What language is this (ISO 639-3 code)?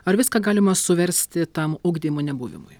lit